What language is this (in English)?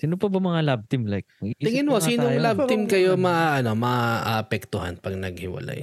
Filipino